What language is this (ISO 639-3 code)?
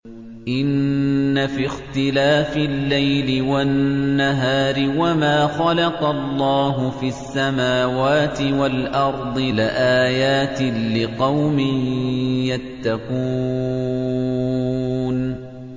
ara